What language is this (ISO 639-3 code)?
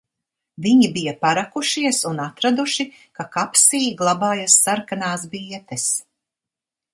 lav